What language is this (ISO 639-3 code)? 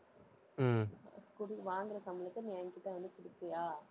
tam